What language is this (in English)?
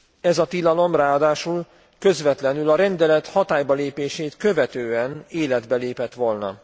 Hungarian